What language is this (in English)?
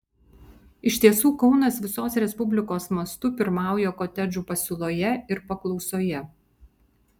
Lithuanian